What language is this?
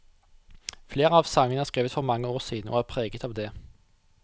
Norwegian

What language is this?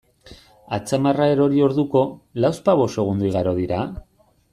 Basque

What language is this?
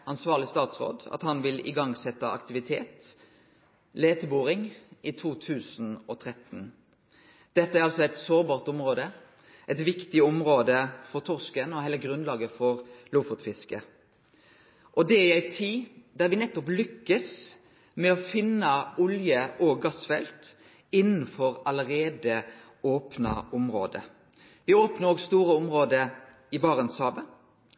Norwegian Nynorsk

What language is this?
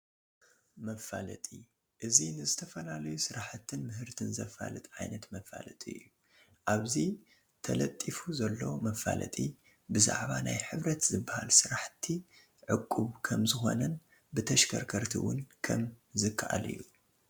Tigrinya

